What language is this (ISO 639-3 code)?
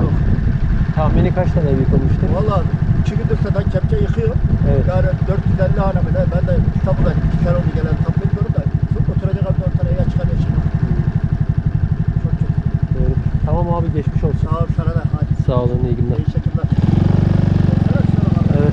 tur